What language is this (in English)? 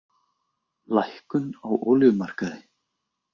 Icelandic